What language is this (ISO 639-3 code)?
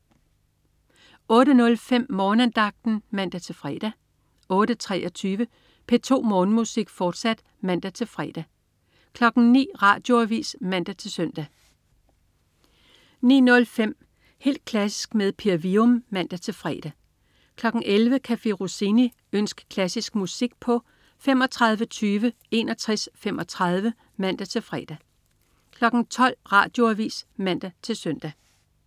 dan